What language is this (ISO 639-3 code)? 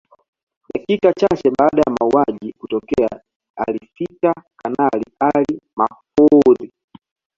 swa